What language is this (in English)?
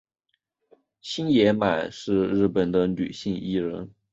Chinese